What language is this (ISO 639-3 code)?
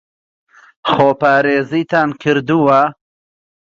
ckb